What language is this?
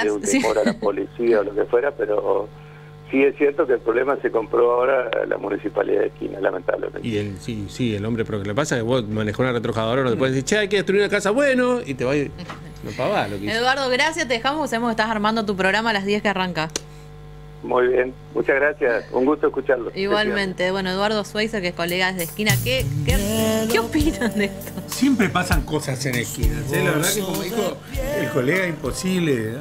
Spanish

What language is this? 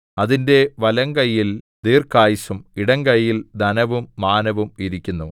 Malayalam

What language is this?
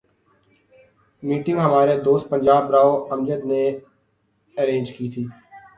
Urdu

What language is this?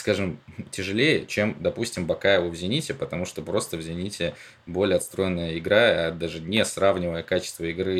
Russian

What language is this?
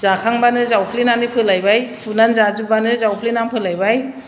Bodo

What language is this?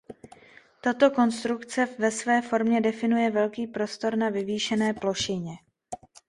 Czech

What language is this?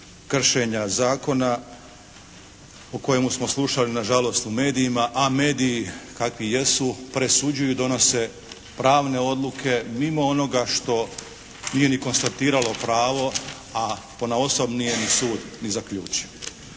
Croatian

